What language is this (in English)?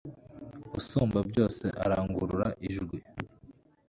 Kinyarwanda